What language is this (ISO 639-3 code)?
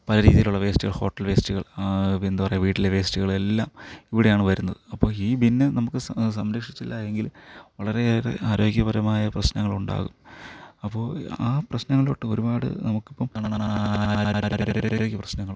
mal